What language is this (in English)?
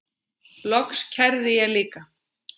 Icelandic